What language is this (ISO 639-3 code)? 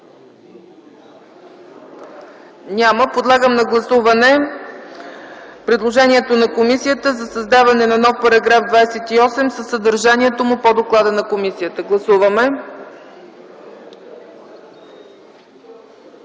bul